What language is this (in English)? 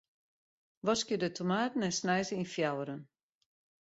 Western Frisian